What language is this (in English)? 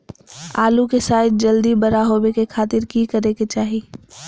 Magahi